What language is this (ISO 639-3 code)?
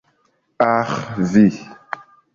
epo